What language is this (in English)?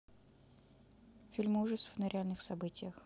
Russian